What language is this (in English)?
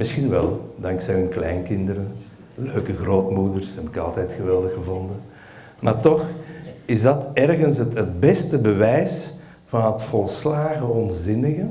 Dutch